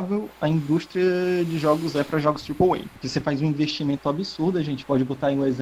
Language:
Portuguese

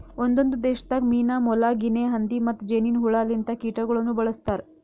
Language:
Kannada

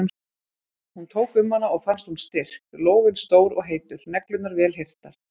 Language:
Icelandic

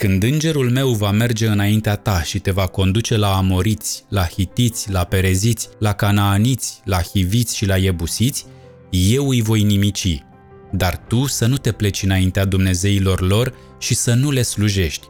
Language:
Romanian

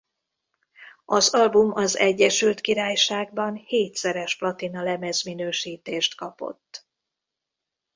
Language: Hungarian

